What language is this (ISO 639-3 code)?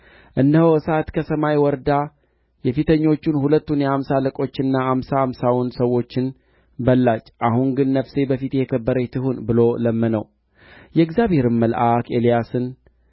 amh